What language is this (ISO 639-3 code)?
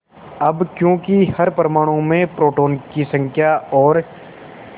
hin